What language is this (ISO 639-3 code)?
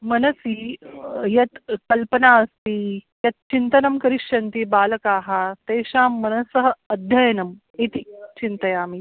san